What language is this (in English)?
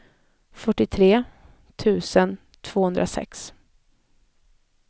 Swedish